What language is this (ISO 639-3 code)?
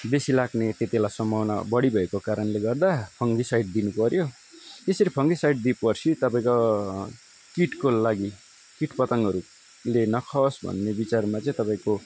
nep